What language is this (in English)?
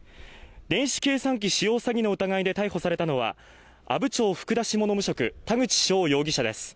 Japanese